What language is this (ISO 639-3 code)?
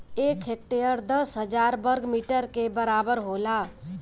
bho